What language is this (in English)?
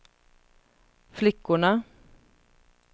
Swedish